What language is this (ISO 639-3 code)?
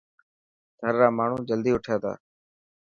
mki